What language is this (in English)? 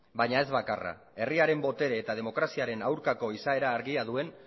Basque